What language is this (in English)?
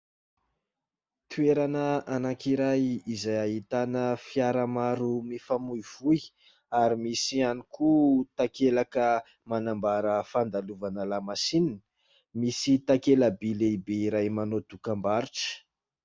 Malagasy